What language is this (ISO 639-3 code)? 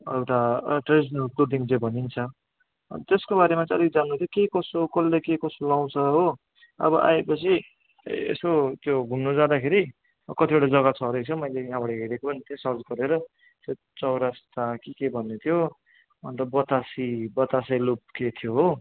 nep